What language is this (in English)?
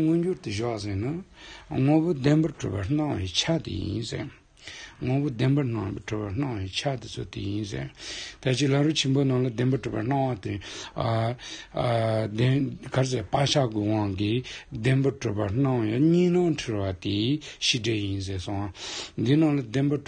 Romanian